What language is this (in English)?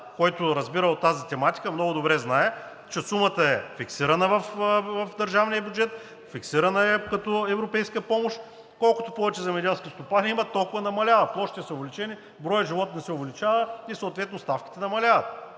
Bulgarian